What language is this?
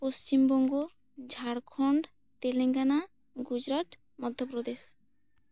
Santali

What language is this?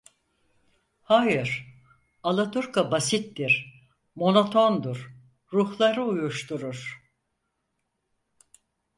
Turkish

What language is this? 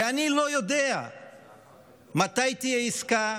Hebrew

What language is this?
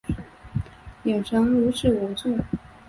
Chinese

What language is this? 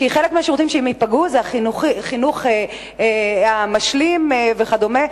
Hebrew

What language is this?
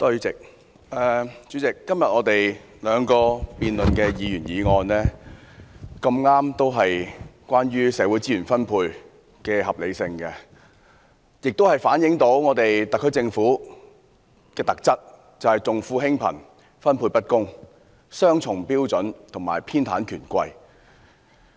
Cantonese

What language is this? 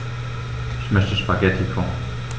German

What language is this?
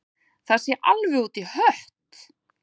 Icelandic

